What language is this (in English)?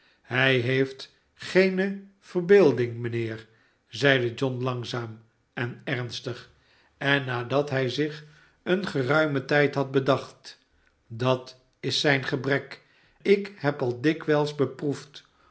Dutch